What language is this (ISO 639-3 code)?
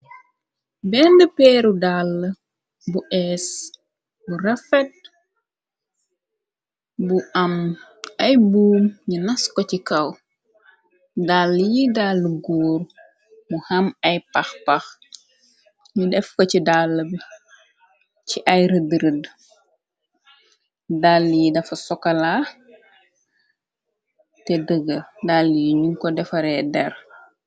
wol